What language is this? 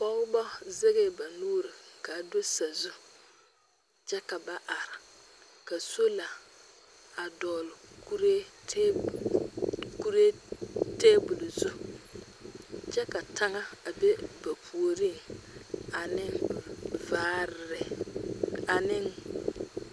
Southern Dagaare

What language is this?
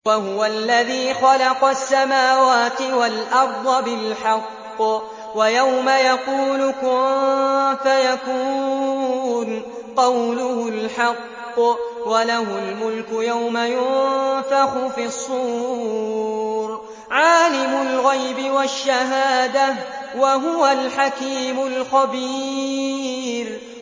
Arabic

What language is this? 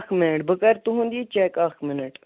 Kashmiri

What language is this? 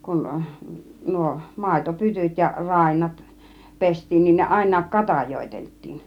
Finnish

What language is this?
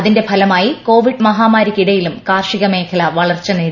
Malayalam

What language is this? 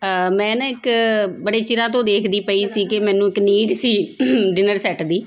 Punjabi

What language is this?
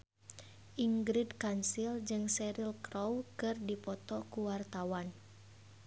Sundanese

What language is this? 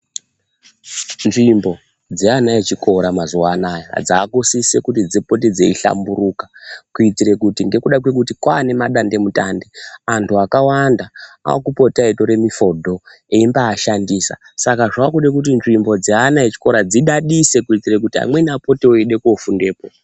Ndau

